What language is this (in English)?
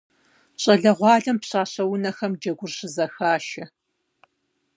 Kabardian